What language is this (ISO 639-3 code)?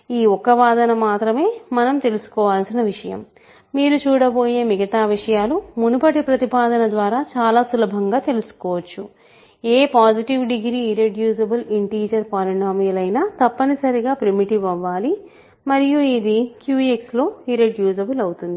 tel